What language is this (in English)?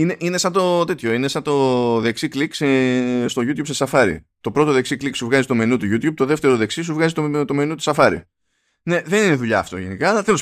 Greek